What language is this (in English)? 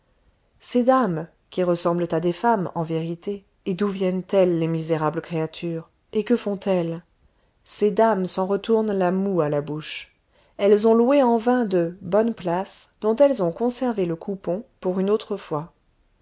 French